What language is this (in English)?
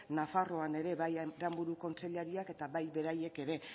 Basque